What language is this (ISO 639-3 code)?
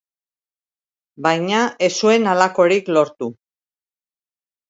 eus